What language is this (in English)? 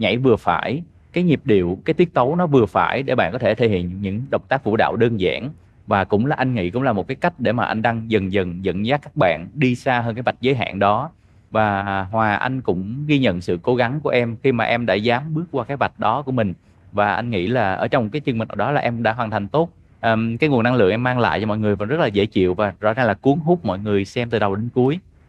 Vietnamese